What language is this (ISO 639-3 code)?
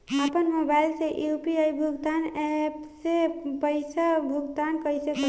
bho